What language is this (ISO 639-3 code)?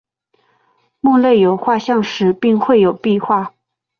zho